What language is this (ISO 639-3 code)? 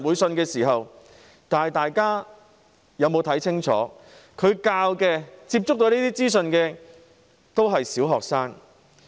yue